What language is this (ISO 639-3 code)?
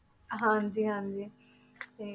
pan